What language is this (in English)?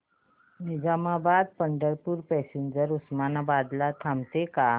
Marathi